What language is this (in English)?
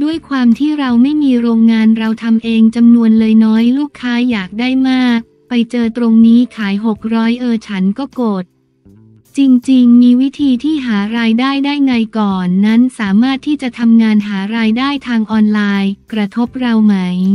Thai